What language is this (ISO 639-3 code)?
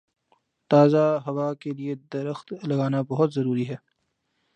urd